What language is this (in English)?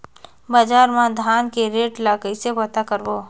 Chhattisgarhi